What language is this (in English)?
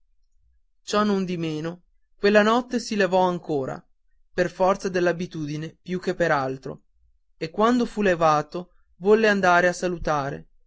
Italian